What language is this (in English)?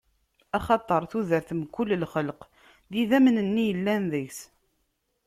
Kabyle